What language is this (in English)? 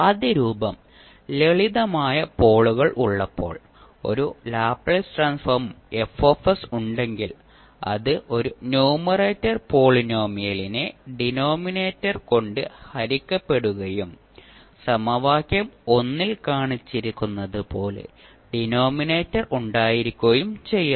Malayalam